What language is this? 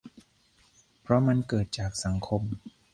Thai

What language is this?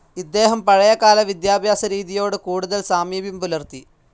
Malayalam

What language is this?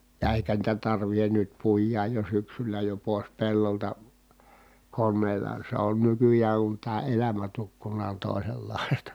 Finnish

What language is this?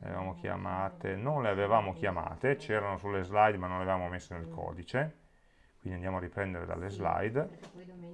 Italian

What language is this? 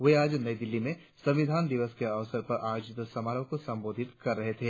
Hindi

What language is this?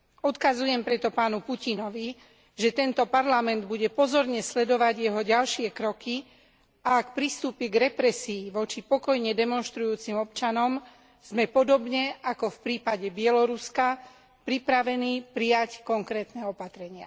Slovak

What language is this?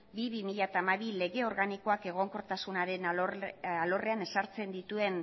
Basque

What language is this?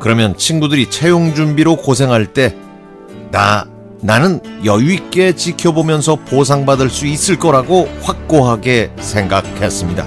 Korean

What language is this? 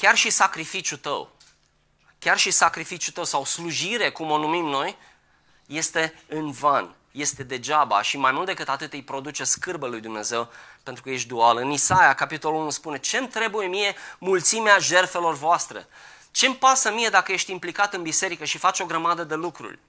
Romanian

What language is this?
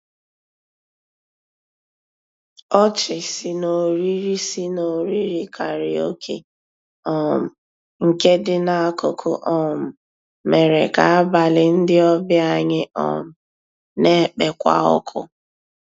Igbo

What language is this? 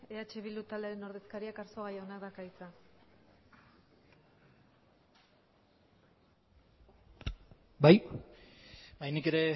Basque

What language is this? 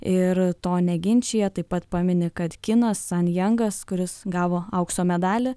Lithuanian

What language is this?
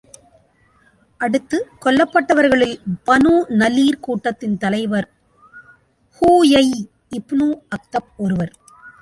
Tamil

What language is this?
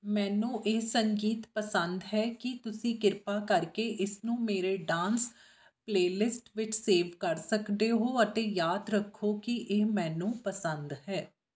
Punjabi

